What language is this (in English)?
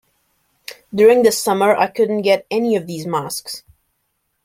English